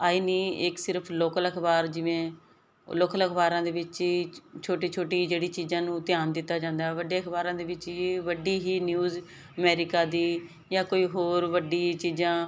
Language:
Punjabi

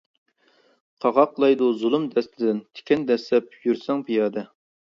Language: Uyghur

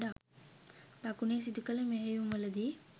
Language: Sinhala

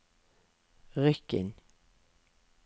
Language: Norwegian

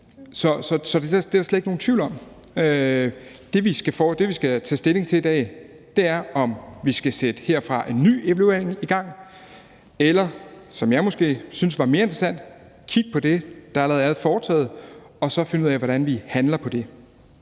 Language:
Danish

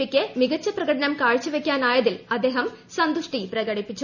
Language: Malayalam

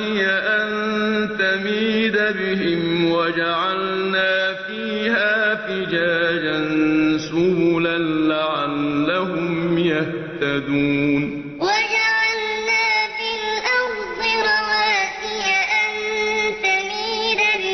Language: Arabic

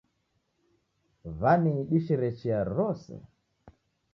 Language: Taita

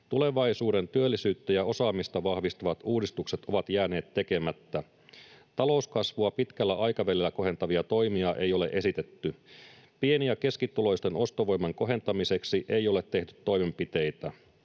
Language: Finnish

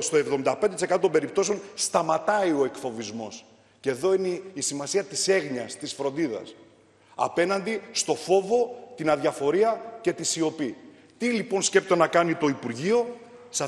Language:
Greek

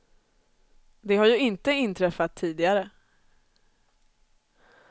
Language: Swedish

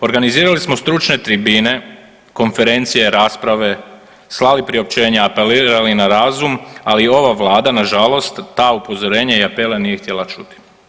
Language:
Croatian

